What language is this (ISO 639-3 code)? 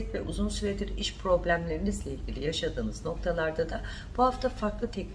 tur